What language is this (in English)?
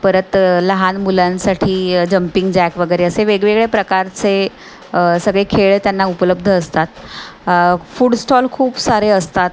Marathi